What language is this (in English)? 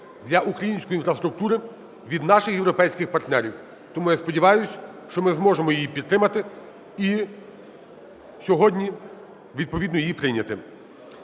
Ukrainian